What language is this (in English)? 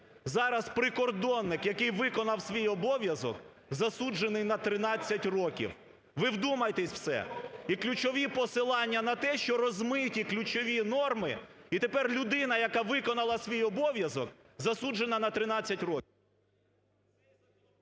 Ukrainian